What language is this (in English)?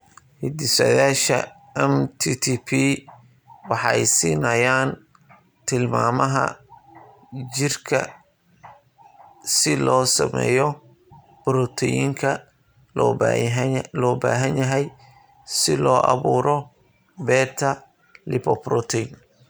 Somali